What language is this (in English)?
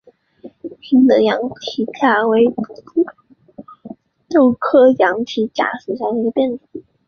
Chinese